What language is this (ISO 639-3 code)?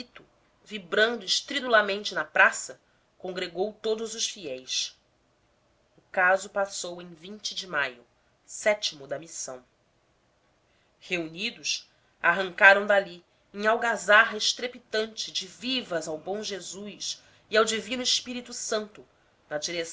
por